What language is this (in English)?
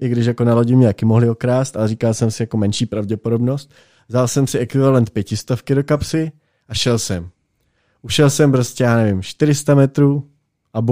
Czech